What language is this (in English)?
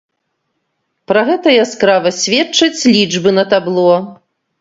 Belarusian